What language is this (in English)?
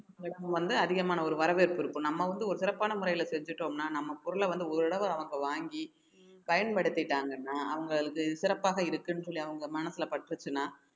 Tamil